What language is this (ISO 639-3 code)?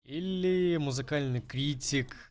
rus